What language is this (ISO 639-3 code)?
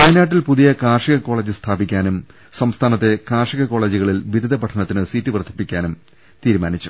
mal